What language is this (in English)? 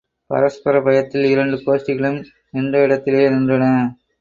Tamil